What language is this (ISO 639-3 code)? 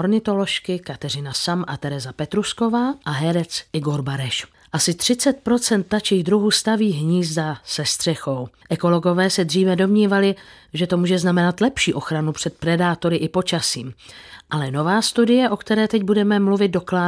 ces